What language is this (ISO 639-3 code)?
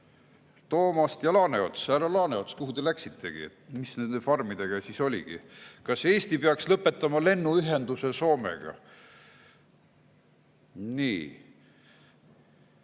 est